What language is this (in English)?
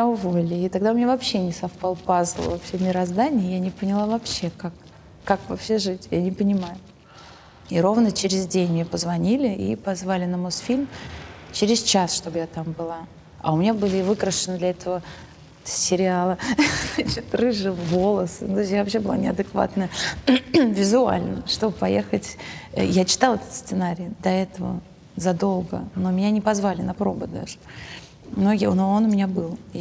Russian